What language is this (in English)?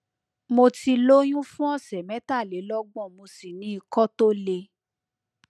Yoruba